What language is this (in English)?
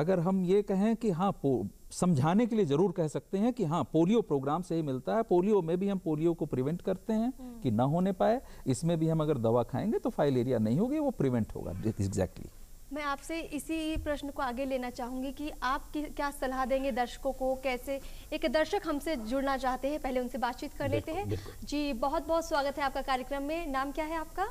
Hindi